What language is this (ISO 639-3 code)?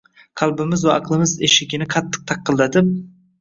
uzb